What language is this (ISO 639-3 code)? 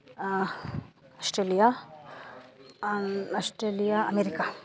sat